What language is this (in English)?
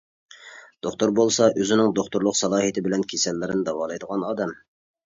Uyghur